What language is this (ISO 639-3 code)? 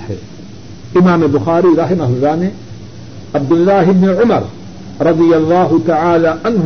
urd